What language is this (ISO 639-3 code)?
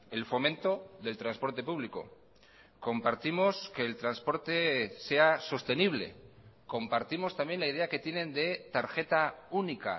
spa